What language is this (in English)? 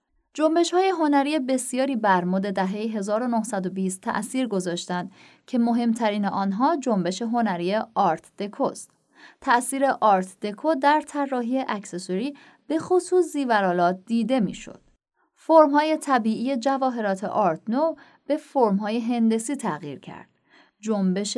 Persian